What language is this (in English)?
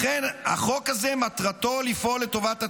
Hebrew